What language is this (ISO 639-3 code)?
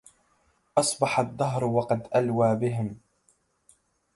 ara